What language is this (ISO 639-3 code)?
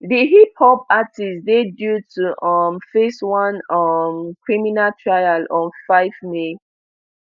pcm